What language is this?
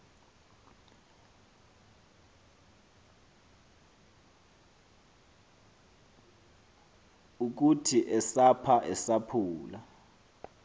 Xhosa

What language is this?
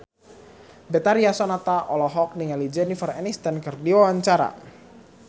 Sundanese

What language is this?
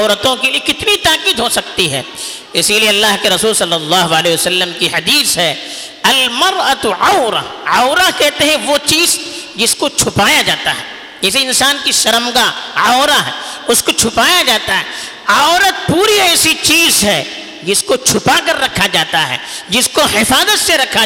Urdu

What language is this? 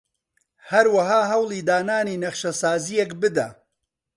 Central Kurdish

